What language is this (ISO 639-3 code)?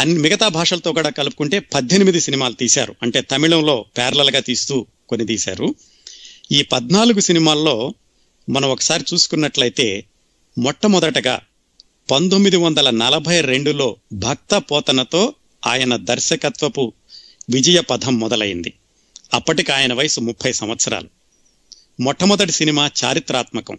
tel